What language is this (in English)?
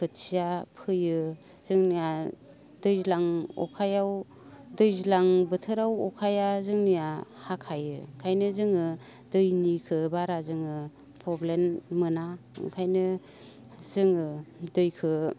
Bodo